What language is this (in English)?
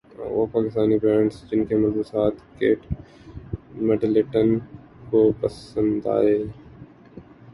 Urdu